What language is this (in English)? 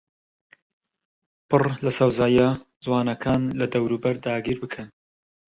Central Kurdish